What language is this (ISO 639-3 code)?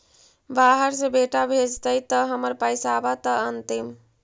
mag